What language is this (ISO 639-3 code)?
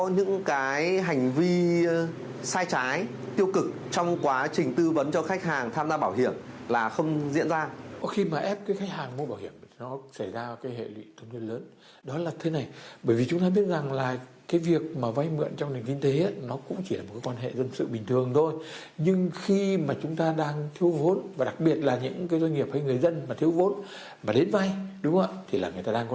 vie